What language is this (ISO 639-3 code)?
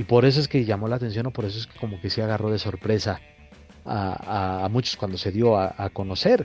spa